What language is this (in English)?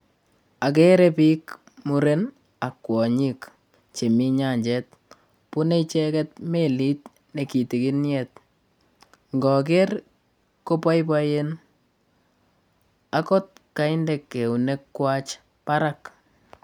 Kalenjin